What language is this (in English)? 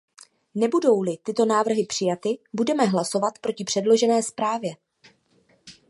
Czech